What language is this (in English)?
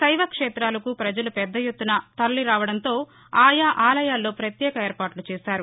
Telugu